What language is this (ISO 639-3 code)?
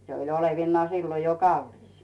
fin